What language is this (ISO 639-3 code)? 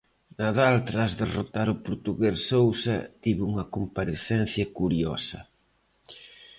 glg